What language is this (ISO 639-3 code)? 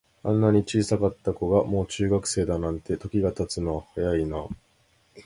jpn